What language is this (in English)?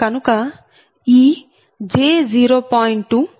Telugu